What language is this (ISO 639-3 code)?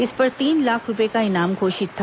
hin